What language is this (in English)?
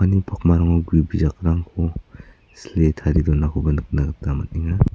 Garo